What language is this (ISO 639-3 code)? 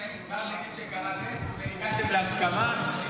heb